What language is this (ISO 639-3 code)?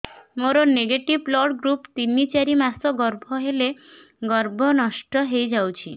ori